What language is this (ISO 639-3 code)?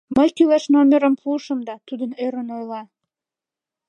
chm